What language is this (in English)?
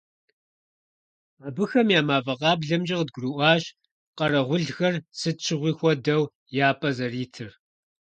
Kabardian